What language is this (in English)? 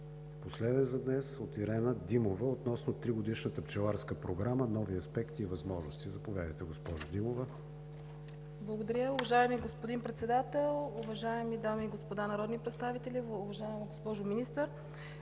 Bulgarian